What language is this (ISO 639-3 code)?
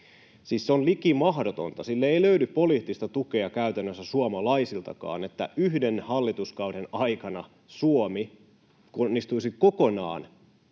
fin